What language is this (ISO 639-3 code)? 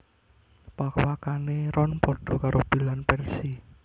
jav